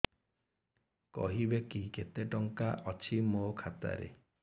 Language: Odia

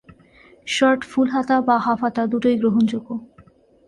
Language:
Bangla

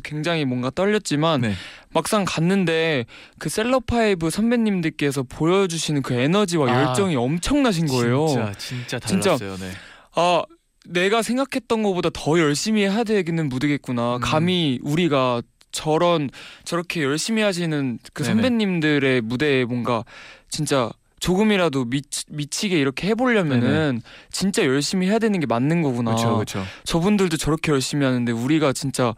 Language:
Korean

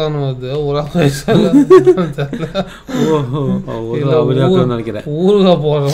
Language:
Korean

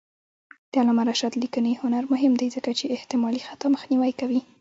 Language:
Pashto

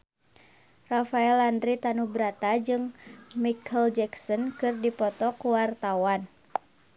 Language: Sundanese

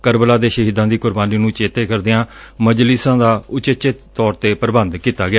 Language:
Punjabi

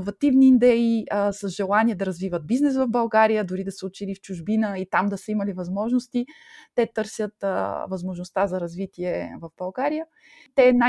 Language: Bulgarian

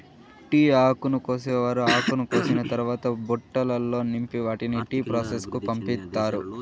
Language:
Telugu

